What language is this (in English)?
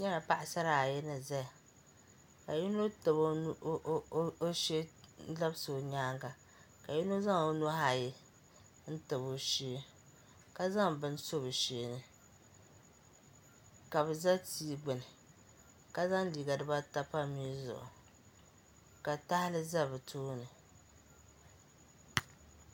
Dagbani